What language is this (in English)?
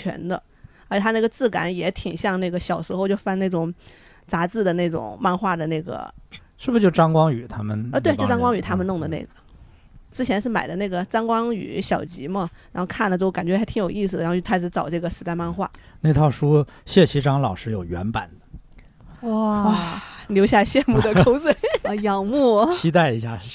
Chinese